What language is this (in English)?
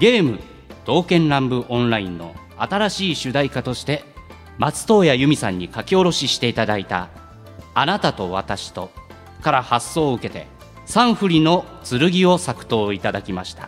Japanese